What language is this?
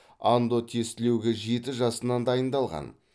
Kazakh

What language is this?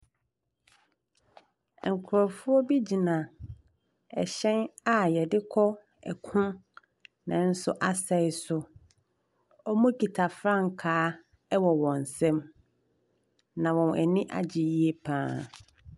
Akan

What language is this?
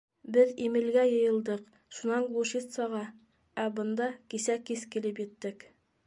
Bashkir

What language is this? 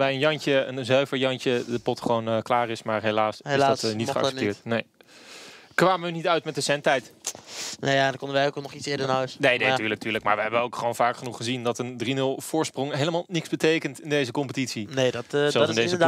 Dutch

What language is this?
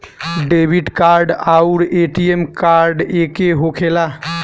Bhojpuri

